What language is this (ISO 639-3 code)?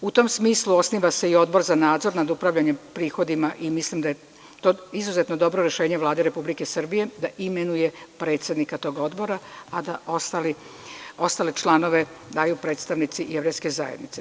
srp